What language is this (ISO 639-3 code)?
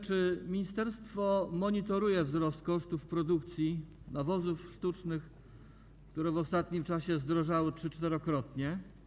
pol